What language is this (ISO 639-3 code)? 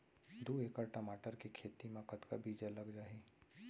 hne